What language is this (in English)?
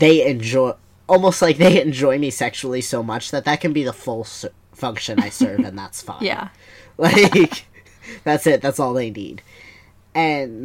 English